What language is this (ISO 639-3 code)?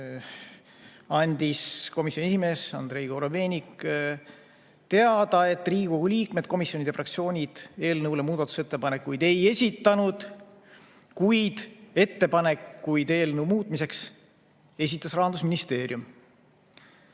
est